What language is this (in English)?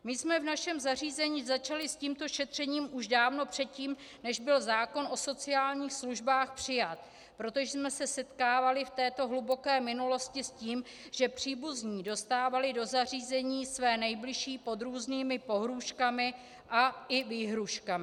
Czech